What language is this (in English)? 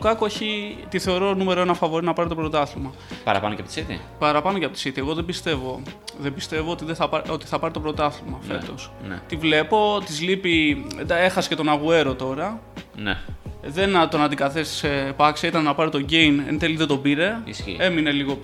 Greek